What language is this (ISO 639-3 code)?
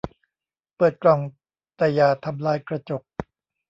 tha